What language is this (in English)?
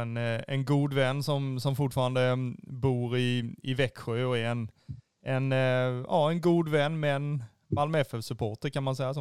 Swedish